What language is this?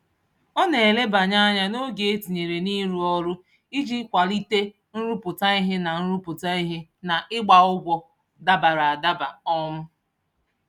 Igbo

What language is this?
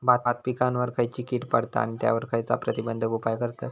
Marathi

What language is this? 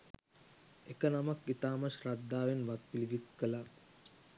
Sinhala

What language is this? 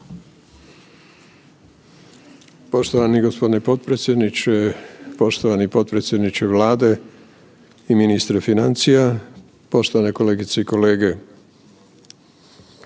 Croatian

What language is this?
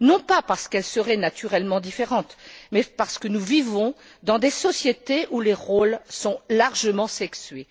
French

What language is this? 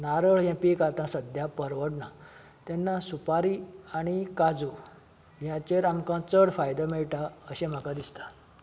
Konkani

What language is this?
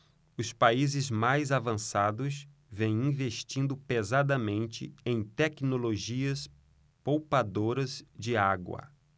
Portuguese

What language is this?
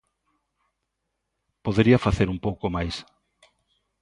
Galician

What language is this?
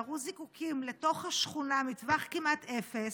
Hebrew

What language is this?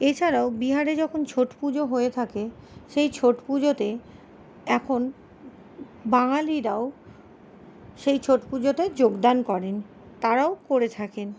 Bangla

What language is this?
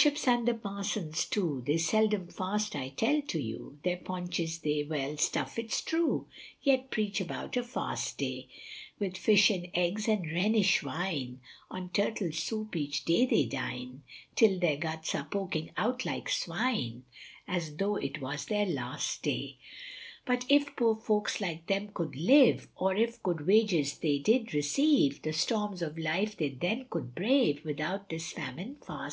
English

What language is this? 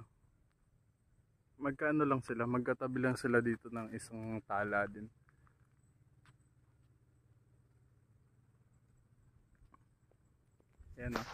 Filipino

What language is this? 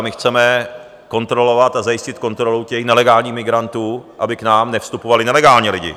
Czech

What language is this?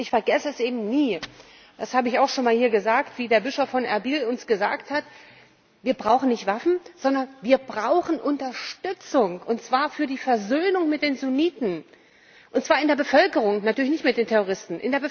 German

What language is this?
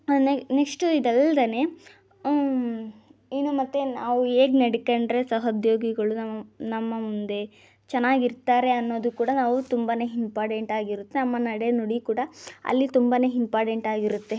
Kannada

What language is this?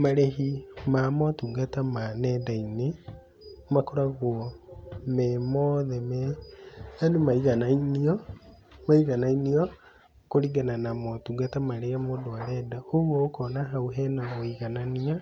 Kikuyu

